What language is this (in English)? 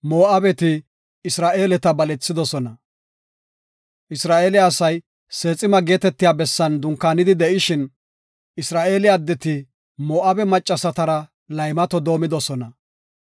Gofa